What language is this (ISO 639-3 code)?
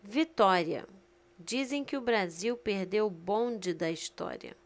por